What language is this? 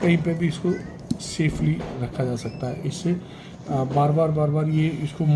Hindi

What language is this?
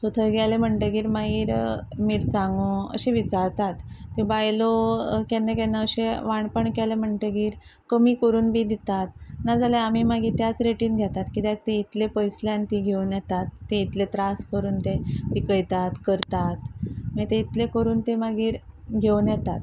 Konkani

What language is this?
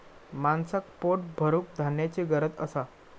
Marathi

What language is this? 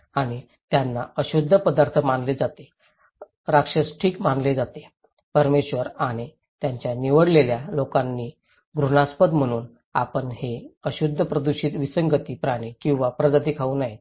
Marathi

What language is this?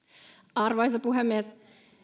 Finnish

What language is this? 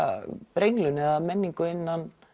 Icelandic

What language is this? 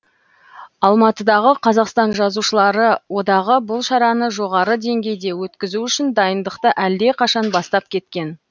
Kazakh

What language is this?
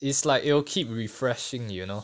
English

